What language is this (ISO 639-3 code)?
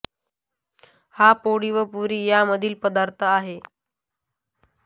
mar